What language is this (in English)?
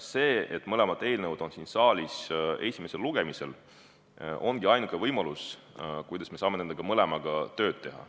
Estonian